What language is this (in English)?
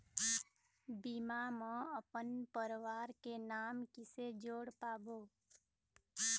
Chhattisgarhi